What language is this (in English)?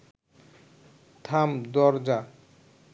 Bangla